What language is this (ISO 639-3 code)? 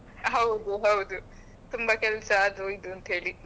kan